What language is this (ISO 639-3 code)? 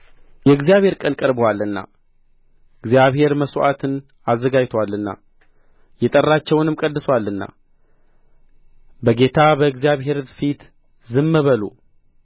amh